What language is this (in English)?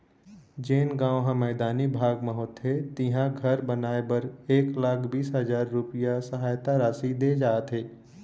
Chhattisgarhi